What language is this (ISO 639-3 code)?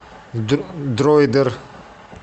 rus